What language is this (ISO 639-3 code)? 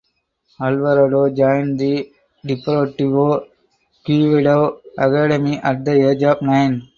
eng